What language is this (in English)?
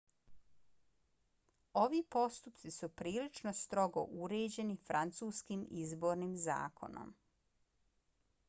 Bosnian